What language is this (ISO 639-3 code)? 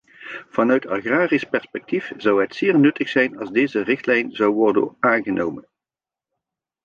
nld